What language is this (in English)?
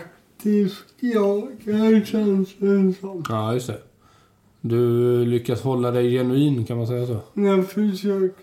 Swedish